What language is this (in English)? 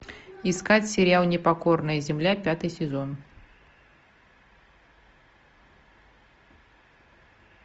Russian